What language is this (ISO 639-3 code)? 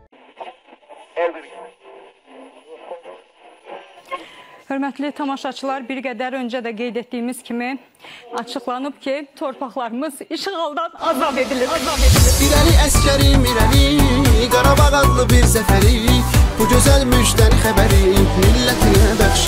tur